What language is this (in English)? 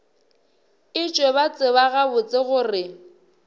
Northern Sotho